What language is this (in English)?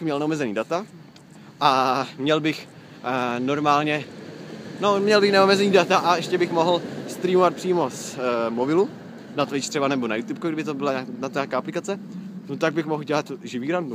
Czech